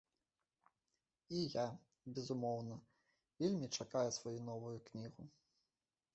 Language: Belarusian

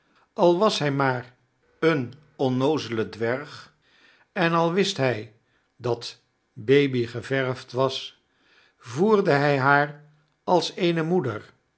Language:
Dutch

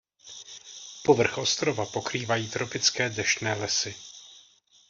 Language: Czech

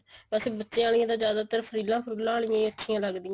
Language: Punjabi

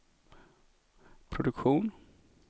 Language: Swedish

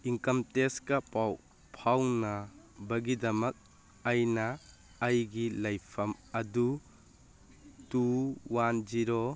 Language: Manipuri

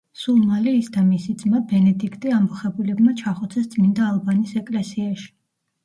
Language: Georgian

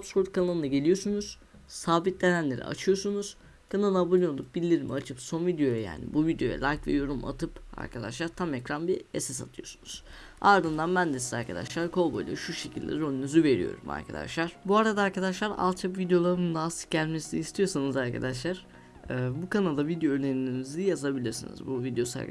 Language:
Turkish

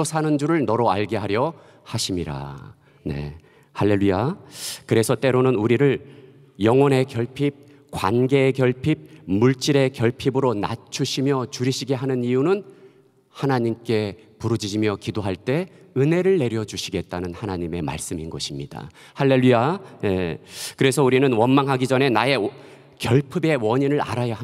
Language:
Korean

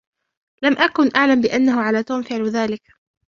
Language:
Arabic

